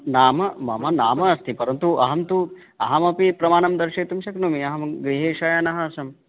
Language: Sanskrit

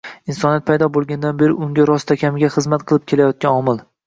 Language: Uzbek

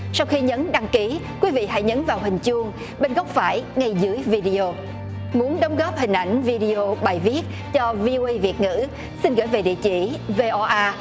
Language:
Vietnamese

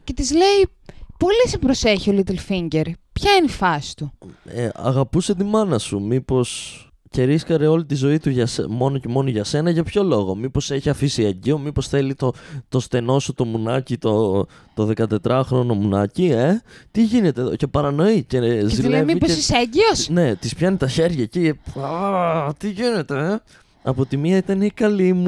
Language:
Greek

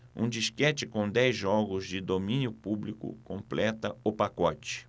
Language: Portuguese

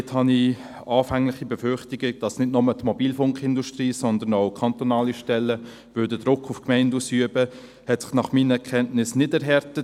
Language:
Swiss German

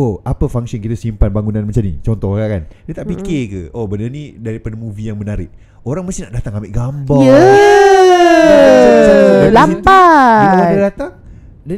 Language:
Malay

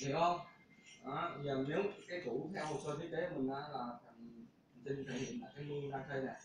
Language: Vietnamese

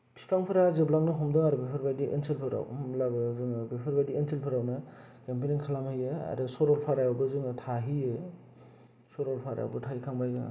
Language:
Bodo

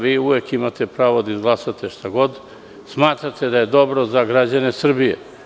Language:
Serbian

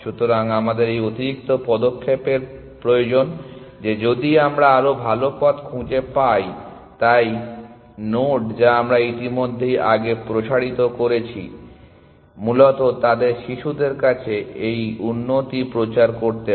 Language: Bangla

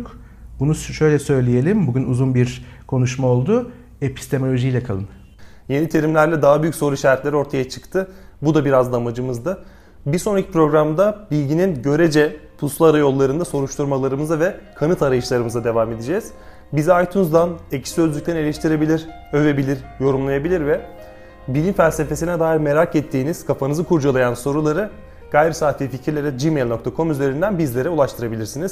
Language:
Turkish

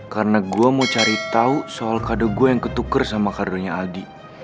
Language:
Indonesian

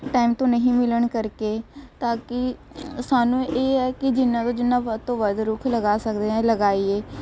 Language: Punjabi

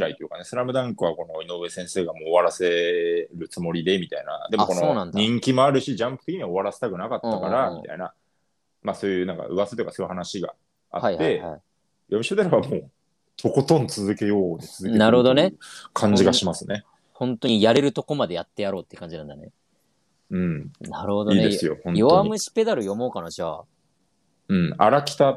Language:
Japanese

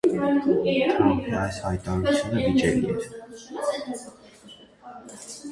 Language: Armenian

